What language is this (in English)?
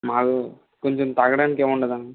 Telugu